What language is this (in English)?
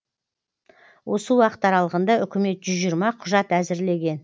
Kazakh